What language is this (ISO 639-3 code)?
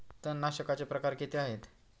mar